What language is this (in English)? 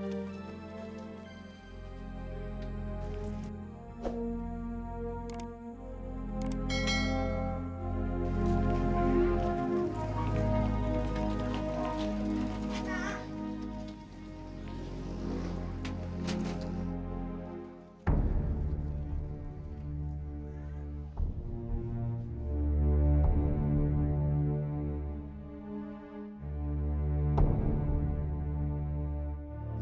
Indonesian